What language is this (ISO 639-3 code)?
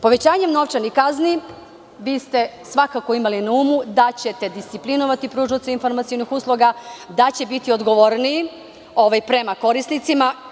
srp